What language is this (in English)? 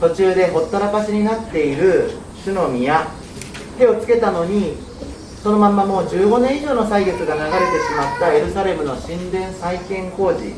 Japanese